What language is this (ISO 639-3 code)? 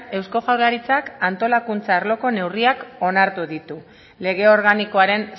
eus